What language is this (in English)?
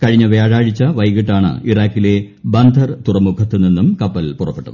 Malayalam